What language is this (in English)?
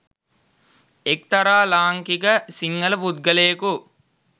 Sinhala